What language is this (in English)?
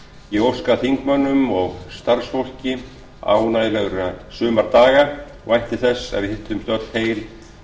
Icelandic